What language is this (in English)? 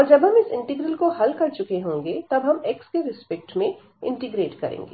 Hindi